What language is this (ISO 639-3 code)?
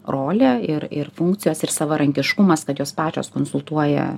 lit